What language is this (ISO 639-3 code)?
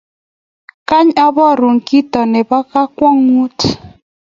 kln